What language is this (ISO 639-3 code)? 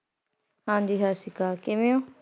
pan